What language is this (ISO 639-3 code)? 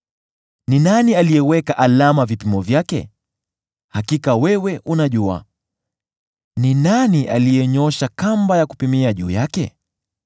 swa